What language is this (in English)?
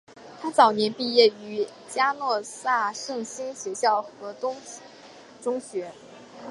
Chinese